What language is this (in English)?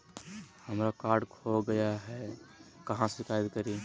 Magahi